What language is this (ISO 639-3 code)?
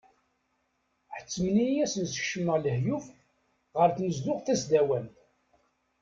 kab